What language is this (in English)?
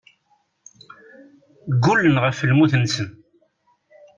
Kabyle